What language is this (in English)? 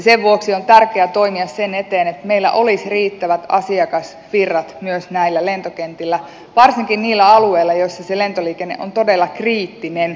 Finnish